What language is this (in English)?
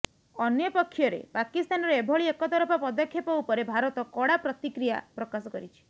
Odia